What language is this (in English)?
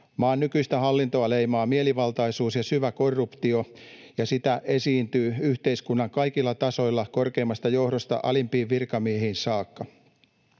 Finnish